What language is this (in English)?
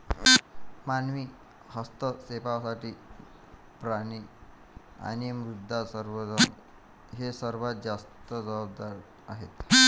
Marathi